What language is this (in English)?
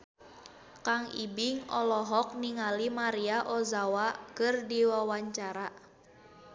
Sundanese